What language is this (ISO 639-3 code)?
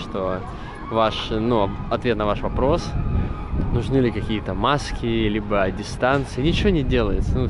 rus